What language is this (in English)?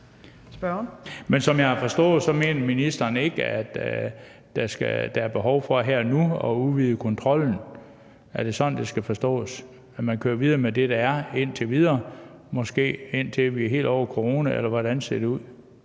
Danish